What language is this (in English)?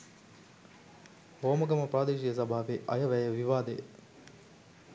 Sinhala